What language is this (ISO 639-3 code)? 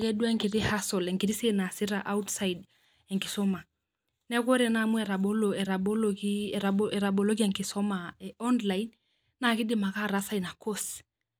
mas